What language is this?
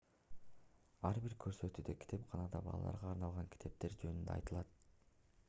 Kyrgyz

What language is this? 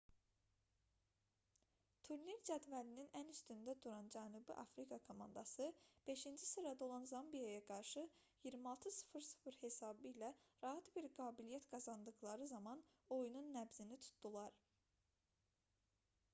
Azerbaijani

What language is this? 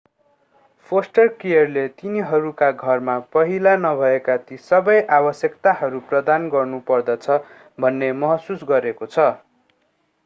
Nepali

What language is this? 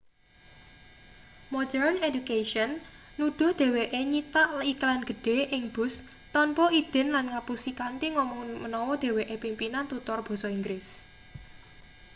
Javanese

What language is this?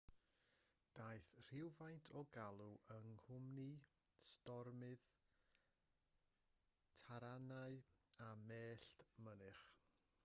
Welsh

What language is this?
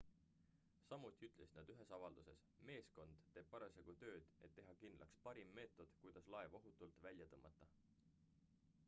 Estonian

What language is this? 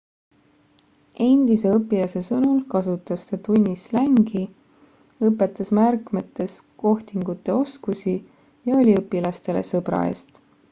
Estonian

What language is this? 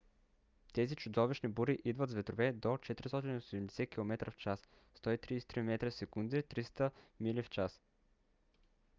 Bulgarian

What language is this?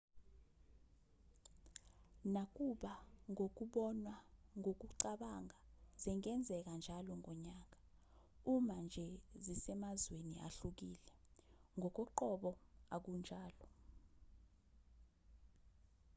Zulu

